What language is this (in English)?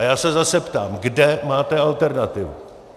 Czech